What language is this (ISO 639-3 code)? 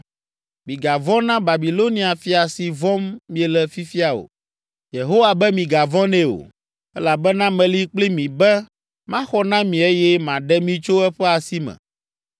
ewe